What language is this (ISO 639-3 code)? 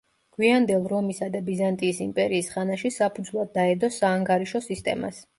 kat